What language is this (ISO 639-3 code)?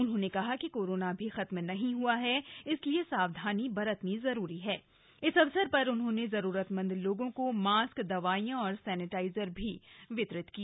hin